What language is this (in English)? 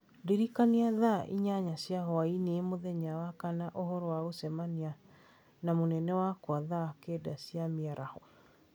Kikuyu